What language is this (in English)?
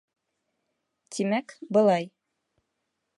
Bashkir